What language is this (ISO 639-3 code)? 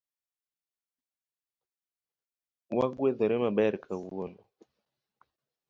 luo